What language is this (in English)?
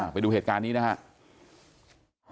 Thai